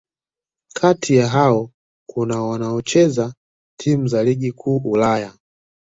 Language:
Swahili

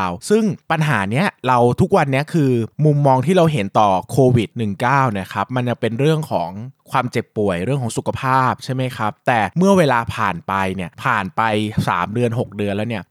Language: Thai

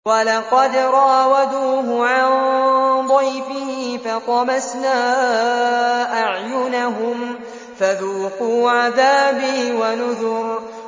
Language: Arabic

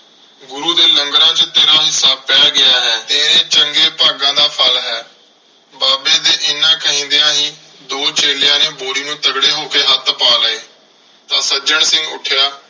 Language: Punjabi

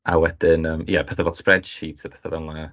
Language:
Welsh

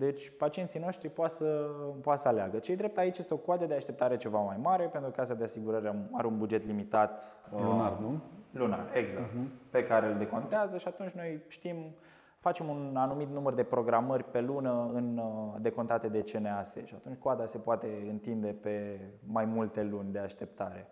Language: Romanian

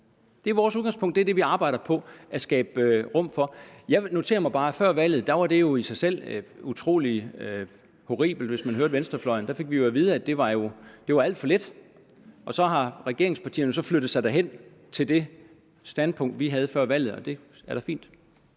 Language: Danish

